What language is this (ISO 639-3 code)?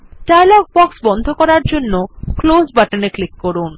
ben